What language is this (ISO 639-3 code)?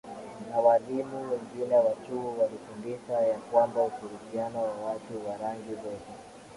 swa